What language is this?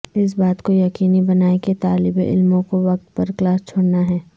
Urdu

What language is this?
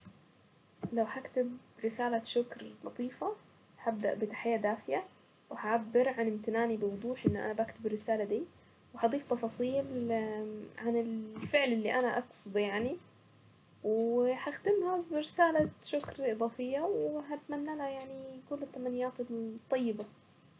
Saidi Arabic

